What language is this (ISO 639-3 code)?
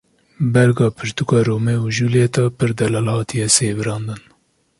kur